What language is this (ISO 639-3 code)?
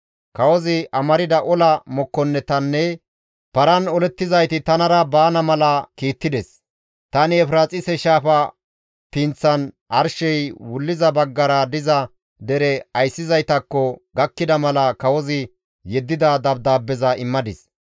gmv